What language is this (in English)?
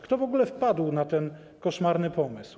Polish